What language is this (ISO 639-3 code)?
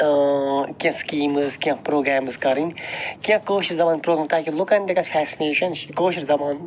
kas